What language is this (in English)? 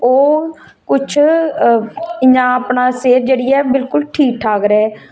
Dogri